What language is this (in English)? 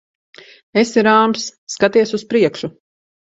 Latvian